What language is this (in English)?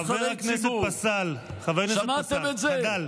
Hebrew